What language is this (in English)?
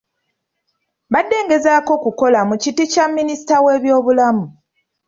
Ganda